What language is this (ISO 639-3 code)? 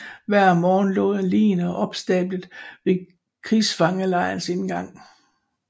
dan